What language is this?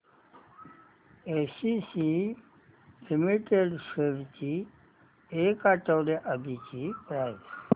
Marathi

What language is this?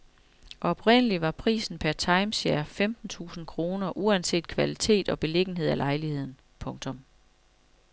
Danish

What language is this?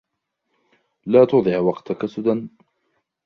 Arabic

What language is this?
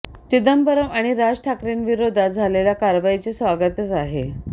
Marathi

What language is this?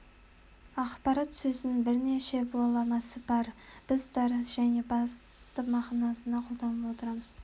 Kazakh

